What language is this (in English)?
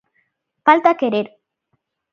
Galician